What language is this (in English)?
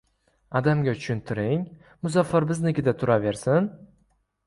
Uzbek